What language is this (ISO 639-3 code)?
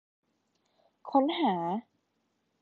tha